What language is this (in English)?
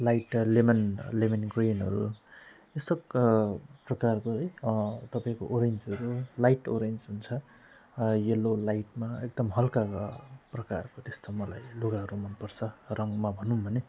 Nepali